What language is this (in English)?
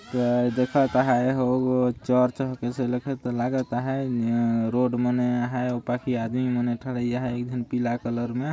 Sadri